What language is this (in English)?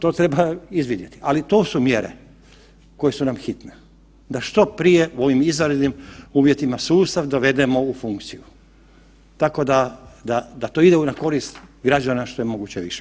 Croatian